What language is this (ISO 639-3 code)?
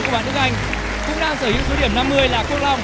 vie